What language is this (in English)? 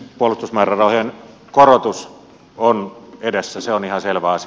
Finnish